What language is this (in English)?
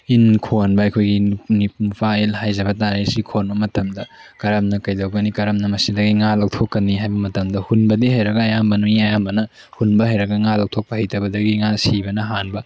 Manipuri